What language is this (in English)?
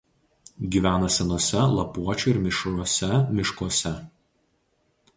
Lithuanian